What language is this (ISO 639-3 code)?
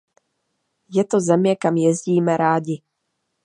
ces